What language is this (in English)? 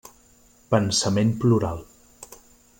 Catalan